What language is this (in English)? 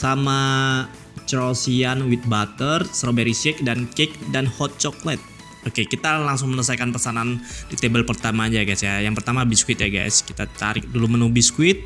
Indonesian